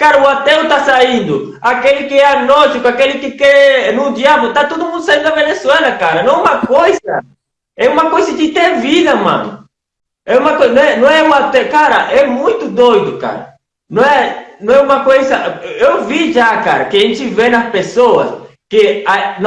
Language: Portuguese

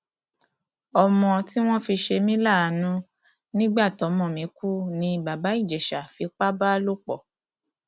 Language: Yoruba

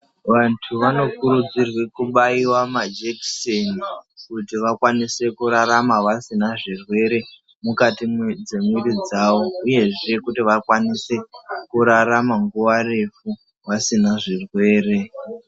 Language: Ndau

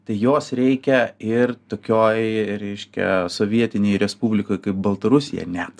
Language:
Lithuanian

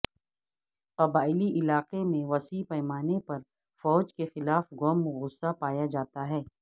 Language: Urdu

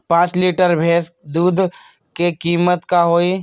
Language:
Magahi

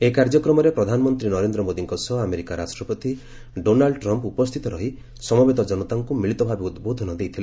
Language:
Odia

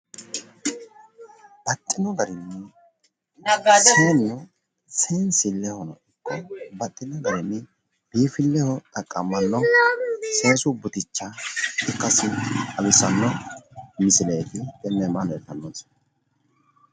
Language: Sidamo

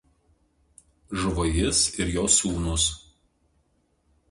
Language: Lithuanian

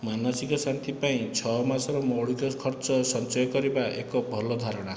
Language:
Odia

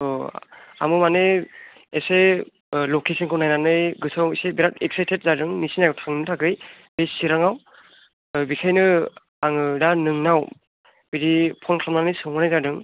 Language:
Bodo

